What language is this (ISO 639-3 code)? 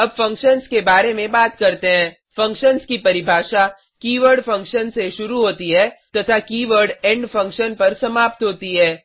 hin